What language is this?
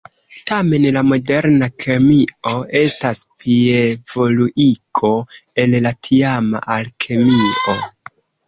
Esperanto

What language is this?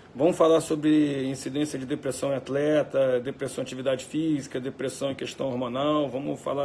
Portuguese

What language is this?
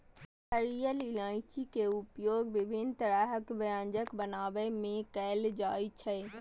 Maithili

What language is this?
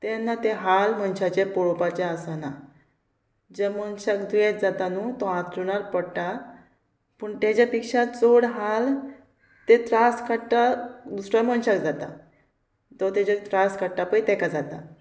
Konkani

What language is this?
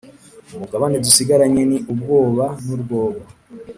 Kinyarwanda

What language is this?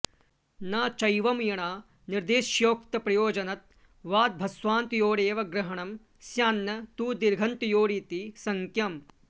Sanskrit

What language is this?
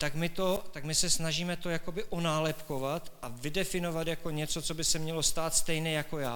Czech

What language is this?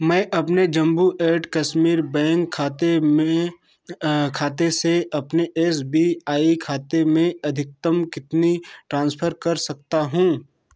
Hindi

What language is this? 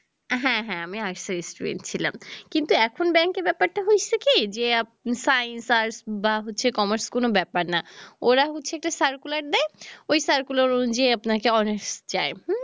Bangla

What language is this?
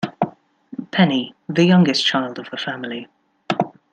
English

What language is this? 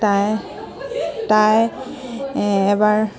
Assamese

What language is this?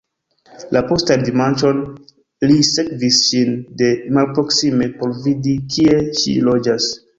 Esperanto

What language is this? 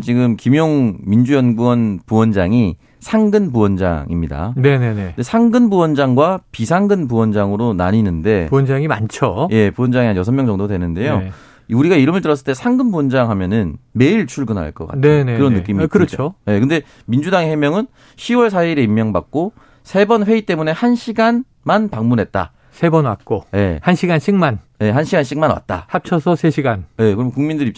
Korean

